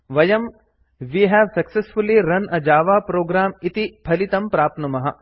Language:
Sanskrit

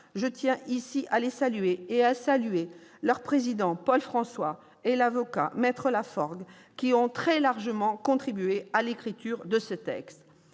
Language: French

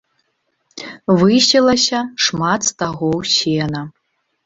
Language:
Belarusian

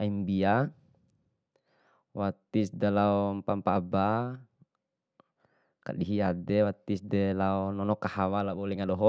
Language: Bima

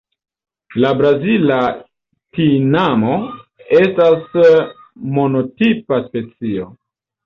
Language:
Esperanto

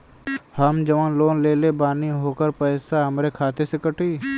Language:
Bhojpuri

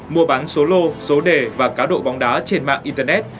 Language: Vietnamese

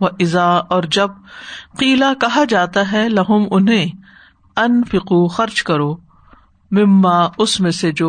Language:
Urdu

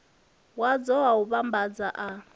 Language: Venda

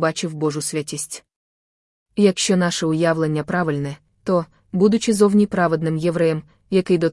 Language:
Ukrainian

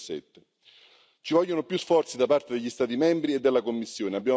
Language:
Italian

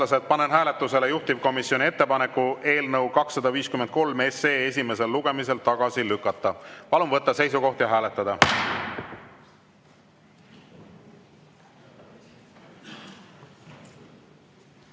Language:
Estonian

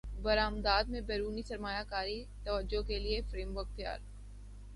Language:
Urdu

